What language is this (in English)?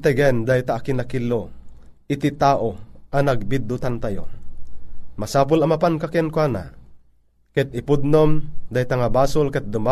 Filipino